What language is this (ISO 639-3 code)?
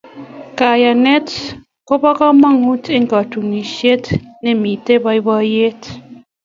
kln